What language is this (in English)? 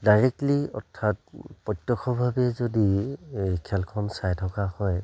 Assamese